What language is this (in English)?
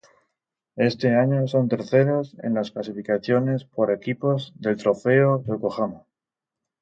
Spanish